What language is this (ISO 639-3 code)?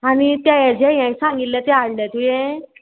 kok